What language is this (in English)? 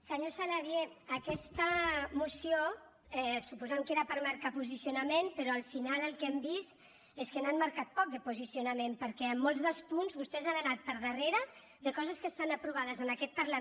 Catalan